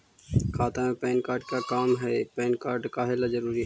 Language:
Magahi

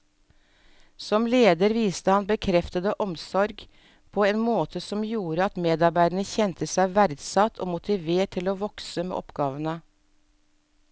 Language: Norwegian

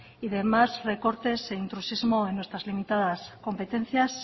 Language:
Spanish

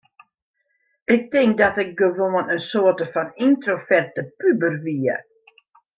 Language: Western Frisian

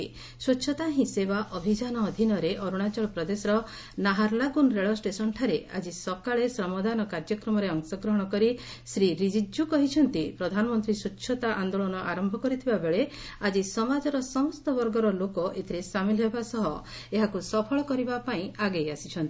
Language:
Odia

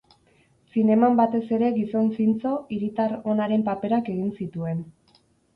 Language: Basque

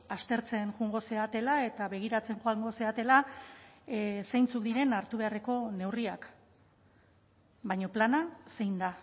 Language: Basque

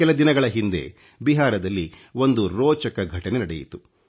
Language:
Kannada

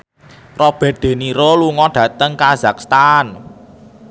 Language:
Javanese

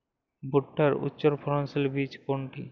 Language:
Bangla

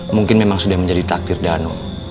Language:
Indonesian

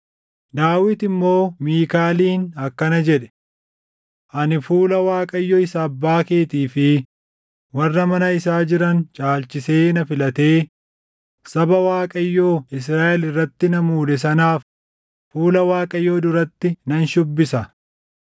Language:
Oromo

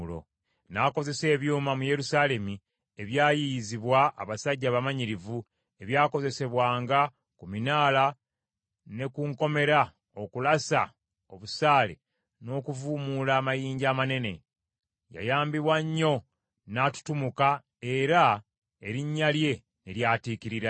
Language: Ganda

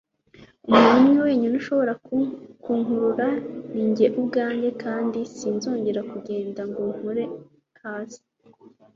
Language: Kinyarwanda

